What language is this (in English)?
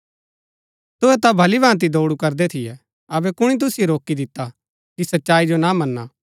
Gaddi